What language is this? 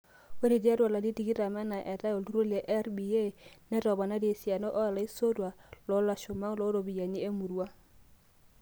Masai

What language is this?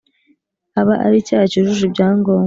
Kinyarwanda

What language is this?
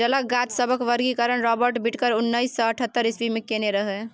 Maithili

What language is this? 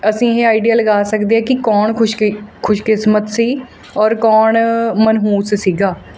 Punjabi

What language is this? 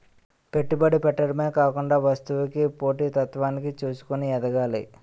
Telugu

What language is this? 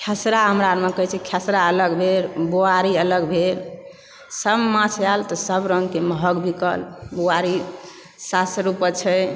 Maithili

